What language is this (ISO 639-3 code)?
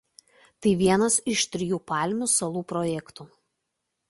lit